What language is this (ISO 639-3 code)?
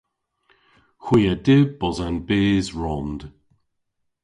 cor